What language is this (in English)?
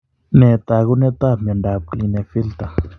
Kalenjin